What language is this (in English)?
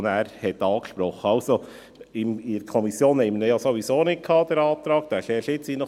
Swiss German